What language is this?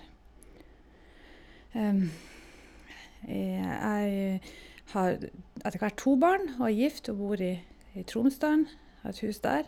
Norwegian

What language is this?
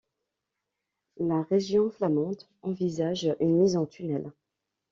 French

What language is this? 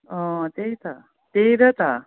Nepali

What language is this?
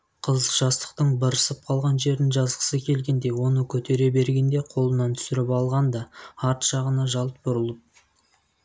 Kazakh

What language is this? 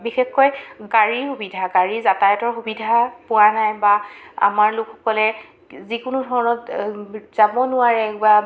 Assamese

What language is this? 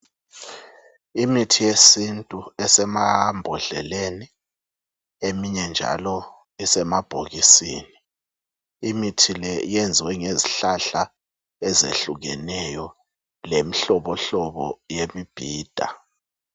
North Ndebele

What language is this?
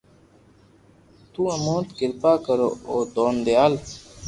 Loarki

